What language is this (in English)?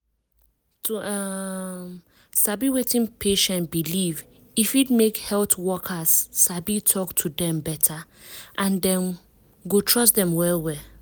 Nigerian Pidgin